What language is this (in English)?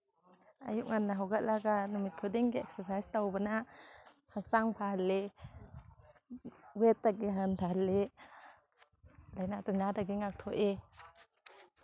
Manipuri